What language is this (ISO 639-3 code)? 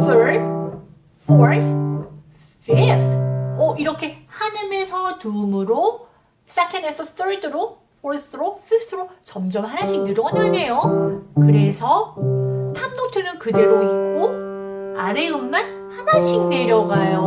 kor